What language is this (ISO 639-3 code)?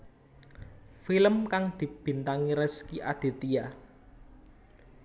jav